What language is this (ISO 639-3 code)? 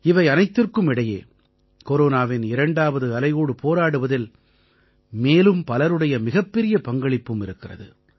tam